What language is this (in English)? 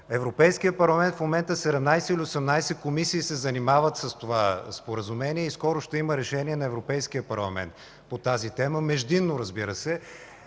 Bulgarian